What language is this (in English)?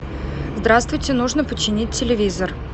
Russian